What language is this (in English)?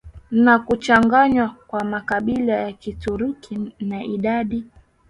Swahili